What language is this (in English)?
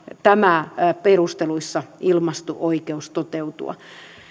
Finnish